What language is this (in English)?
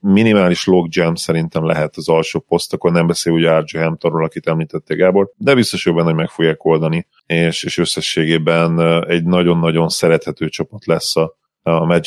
Hungarian